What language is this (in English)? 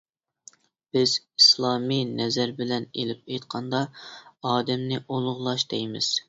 Uyghur